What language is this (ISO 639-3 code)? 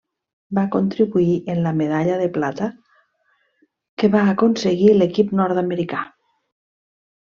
cat